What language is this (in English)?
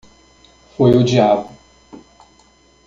Portuguese